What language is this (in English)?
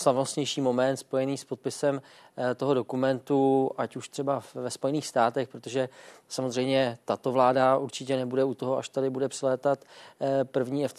Czech